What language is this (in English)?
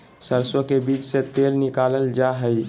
Magahi